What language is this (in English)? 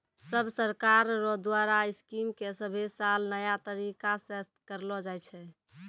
Maithili